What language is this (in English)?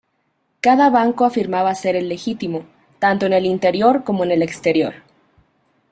Spanish